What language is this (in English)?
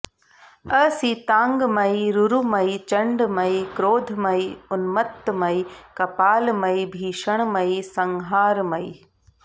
Sanskrit